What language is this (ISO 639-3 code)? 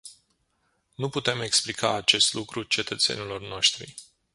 ron